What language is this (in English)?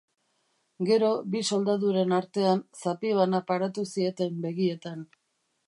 Basque